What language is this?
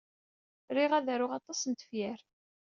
Kabyle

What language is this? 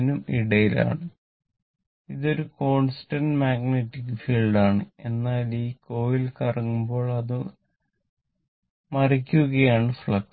Malayalam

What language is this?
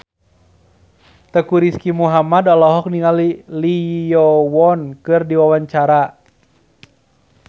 Sundanese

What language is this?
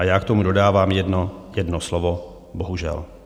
Czech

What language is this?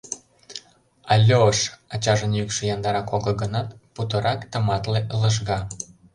Mari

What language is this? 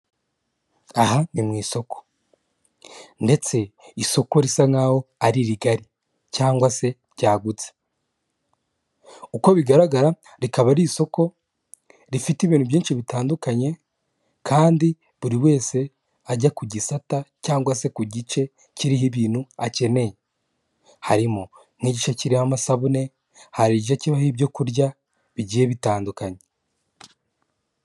Kinyarwanda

